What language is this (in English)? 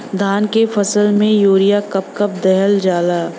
Bhojpuri